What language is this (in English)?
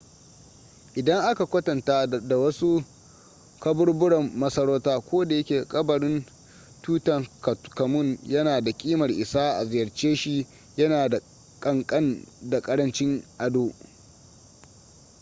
Hausa